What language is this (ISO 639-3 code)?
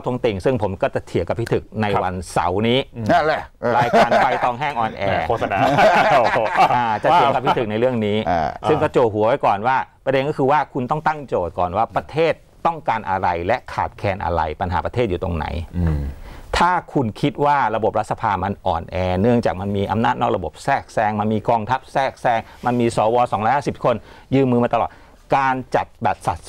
tha